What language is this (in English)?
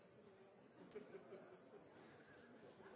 Norwegian Bokmål